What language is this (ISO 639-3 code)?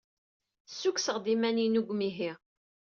kab